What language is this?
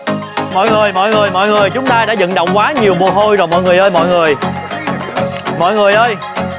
Vietnamese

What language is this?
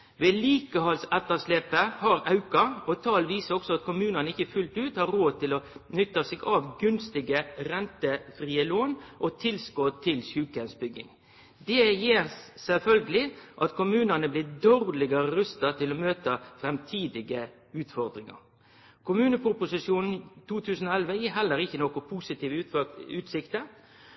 Norwegian Nynorsk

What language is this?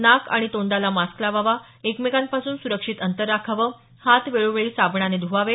Marathi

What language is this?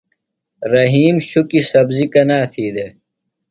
Phalura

